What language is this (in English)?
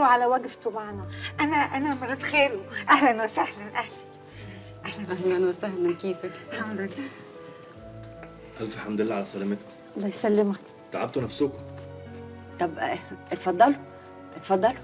Arabic